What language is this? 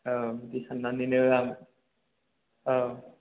Bodo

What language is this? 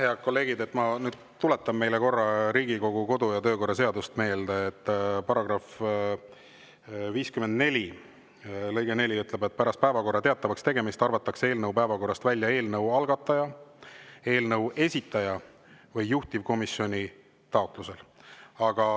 Estonian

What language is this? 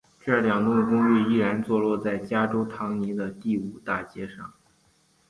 Chinese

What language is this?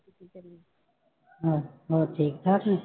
Punjabi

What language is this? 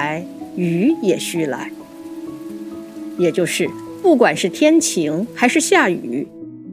Chinese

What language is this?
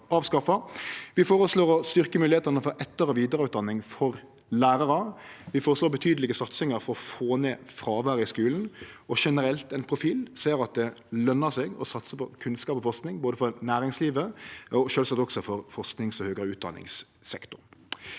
Norwegian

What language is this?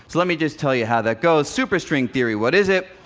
English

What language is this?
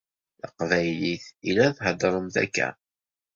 Kabyle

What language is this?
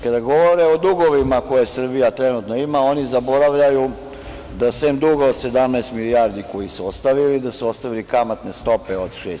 Serbian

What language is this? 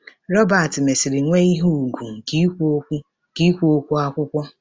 Igbo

